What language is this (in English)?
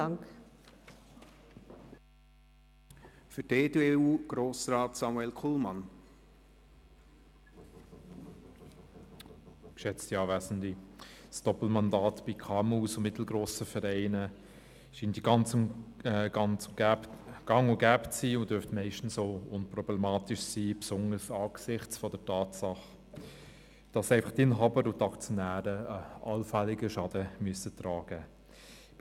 Swiss German